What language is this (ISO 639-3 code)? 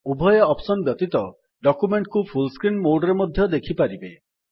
ori